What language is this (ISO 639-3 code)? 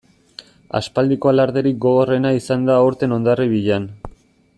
eus